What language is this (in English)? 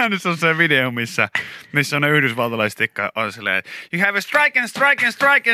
Finnish